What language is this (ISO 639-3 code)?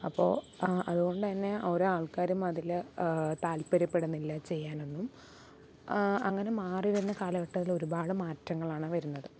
mal